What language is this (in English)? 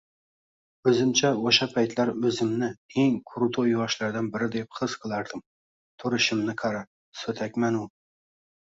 Uzbek